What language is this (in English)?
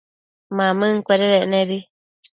Matsés